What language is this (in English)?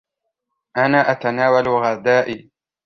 Arabic